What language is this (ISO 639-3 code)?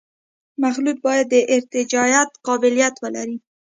pus